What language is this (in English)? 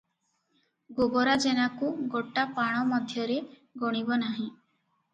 Odia